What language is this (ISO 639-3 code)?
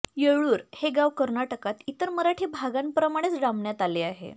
mar